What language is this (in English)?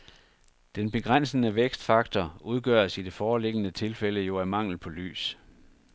Danish